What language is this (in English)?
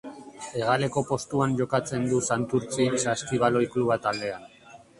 Basque